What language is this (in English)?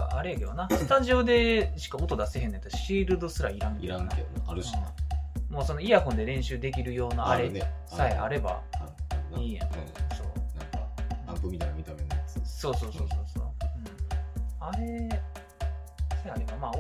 Japanese